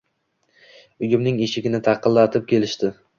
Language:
Uzbek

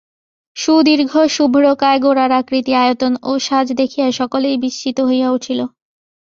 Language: Bangla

